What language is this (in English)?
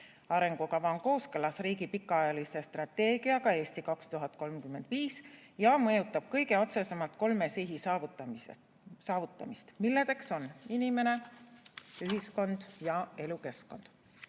Estonian